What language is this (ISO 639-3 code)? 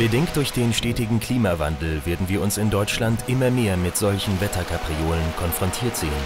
deu